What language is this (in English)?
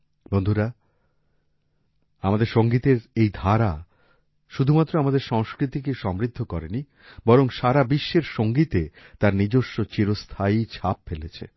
Bangla